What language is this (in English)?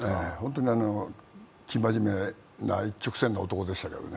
Japanese